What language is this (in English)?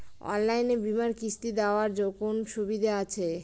Bangla